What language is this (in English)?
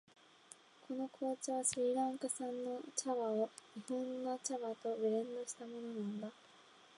Japanese